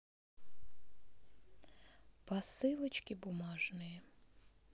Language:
Russian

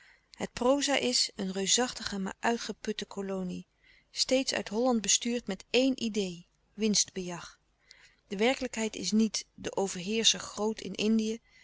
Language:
Dutch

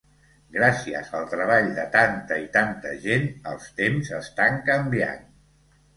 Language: Catalan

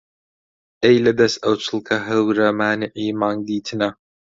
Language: Central Kurdish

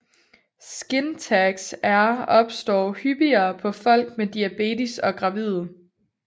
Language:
Danish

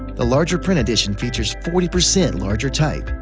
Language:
English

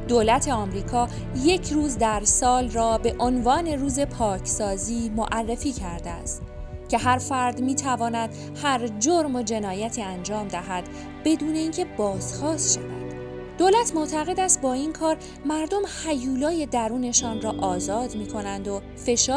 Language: Persian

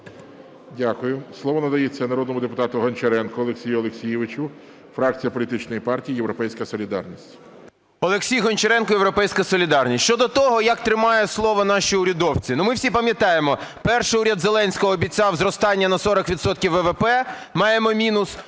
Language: Ukrainian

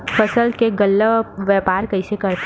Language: Chhattisgarhi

